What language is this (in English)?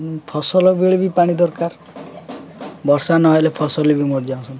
Odia